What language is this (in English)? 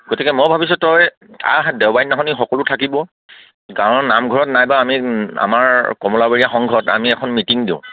Assamese